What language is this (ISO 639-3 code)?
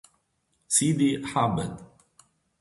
ita